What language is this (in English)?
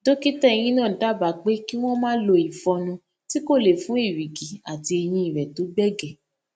Yoruba